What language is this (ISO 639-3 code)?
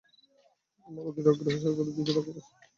ben